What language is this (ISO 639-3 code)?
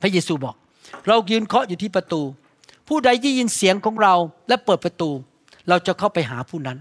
tha